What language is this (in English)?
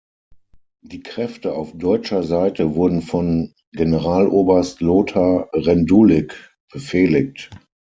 German